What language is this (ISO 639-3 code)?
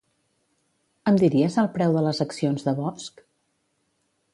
cat